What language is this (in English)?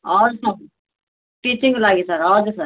Nepali